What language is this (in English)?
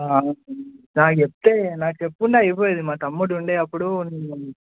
Telugu